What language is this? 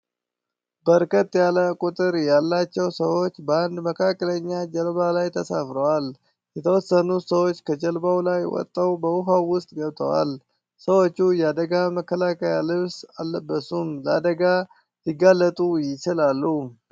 Amharic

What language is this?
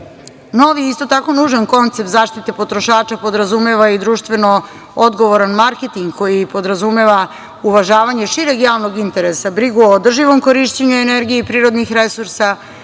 Serbian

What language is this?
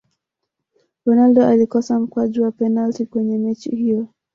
Swahili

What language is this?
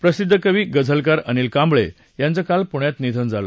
Marathi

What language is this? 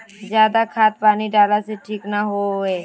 Magahi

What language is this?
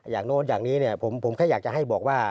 Thai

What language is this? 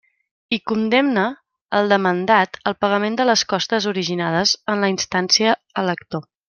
Catalan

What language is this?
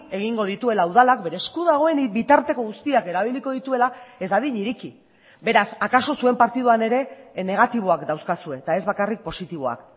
Basque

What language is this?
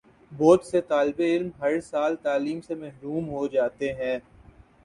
Urdu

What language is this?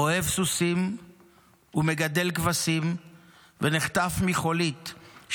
Hebrew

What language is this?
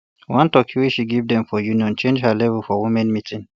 Nigerian Pidgin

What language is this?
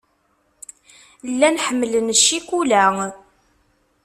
Kabyle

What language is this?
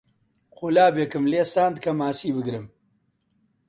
Central Kurdish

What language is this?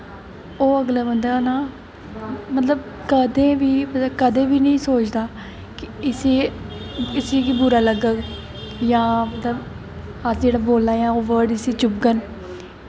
Dogri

